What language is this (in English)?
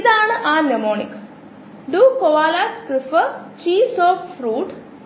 Malayalam